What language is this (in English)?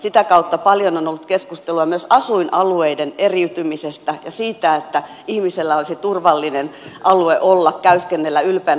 Finnish